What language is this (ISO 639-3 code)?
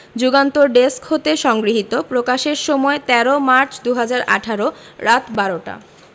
ben